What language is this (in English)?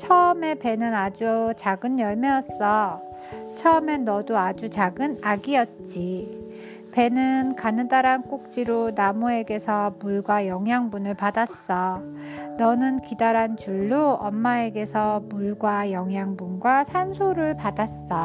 Korean